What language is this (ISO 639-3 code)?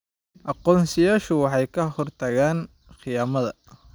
som